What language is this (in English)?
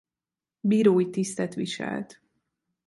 Hungarian